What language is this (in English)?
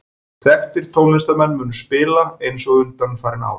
Icelandic